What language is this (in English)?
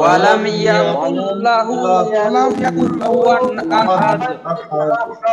Arabic